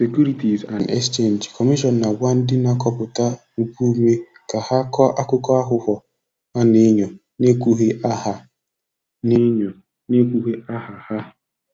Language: Igbo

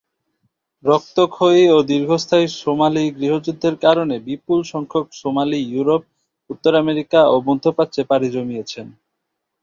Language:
Bangla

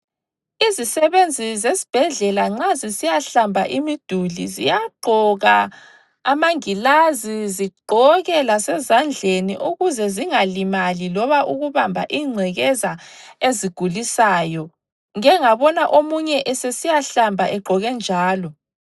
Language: North Ndebele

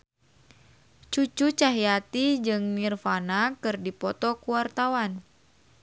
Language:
Sundanese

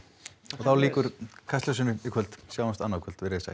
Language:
Icelandic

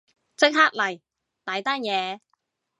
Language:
Cantonese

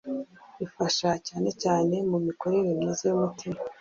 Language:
Kinyarwanda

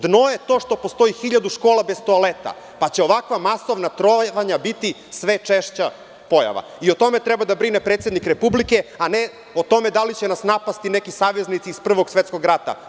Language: Serbian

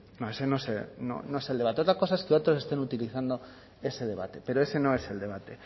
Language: Spanish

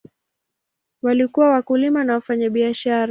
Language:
Swahili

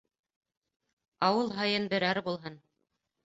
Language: Bashkir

